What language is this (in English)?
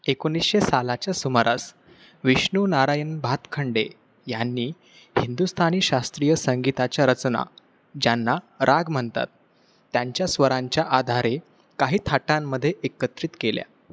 Marathi